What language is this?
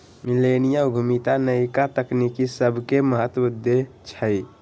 Magahi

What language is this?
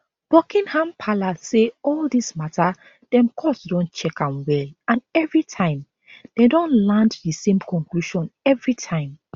Nigerian Pidgin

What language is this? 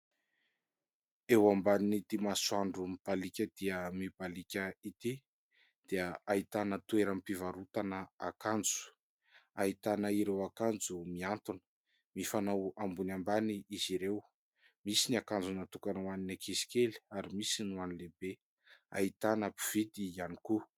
Malagasy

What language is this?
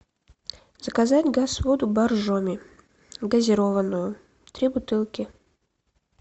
Russian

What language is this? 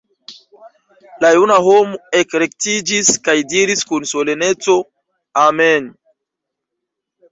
Esperanto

